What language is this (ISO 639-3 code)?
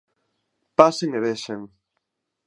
glg